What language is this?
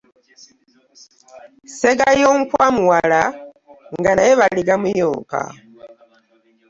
Ganda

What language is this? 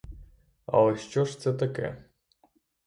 Ukrainian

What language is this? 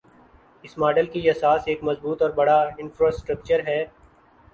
Urdu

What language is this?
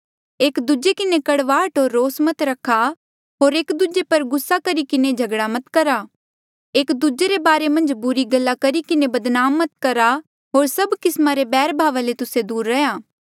Mandeali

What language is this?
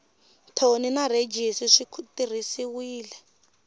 Tsonga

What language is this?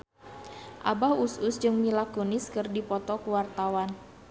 Sundanese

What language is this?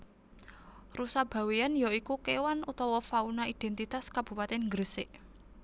Javanese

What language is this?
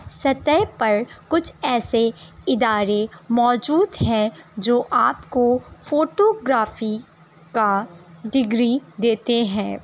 Urdu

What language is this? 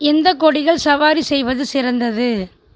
Tamil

